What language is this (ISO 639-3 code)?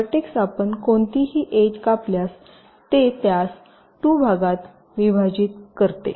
mar